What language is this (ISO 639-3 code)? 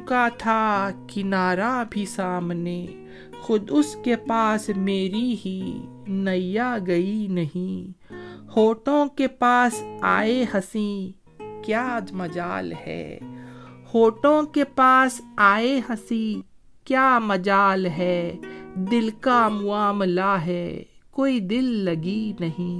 urd